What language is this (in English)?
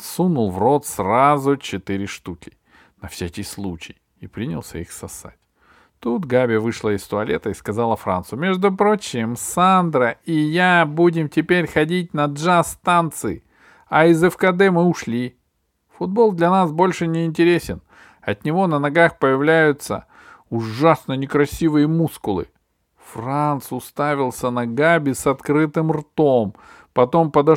Russian